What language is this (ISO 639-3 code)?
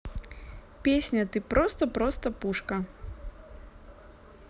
rus